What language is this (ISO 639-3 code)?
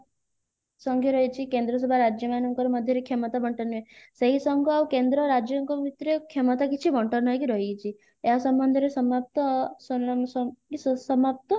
ori